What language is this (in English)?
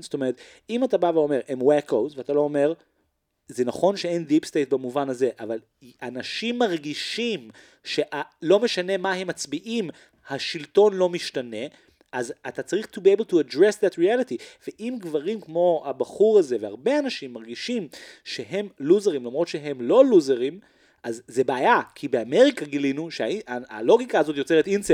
Hebrew